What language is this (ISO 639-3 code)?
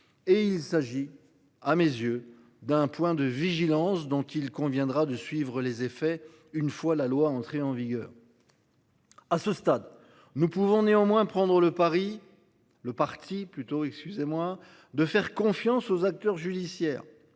fra